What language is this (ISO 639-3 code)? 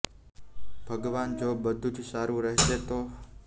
guj